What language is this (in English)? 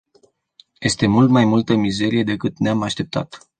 Romanian